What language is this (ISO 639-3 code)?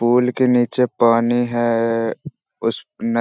hin